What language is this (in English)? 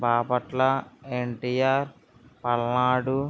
Telugu